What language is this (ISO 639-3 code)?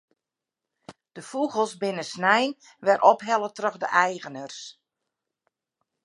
fry